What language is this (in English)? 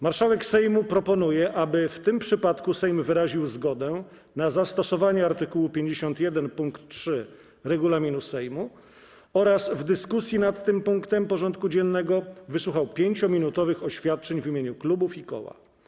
Polish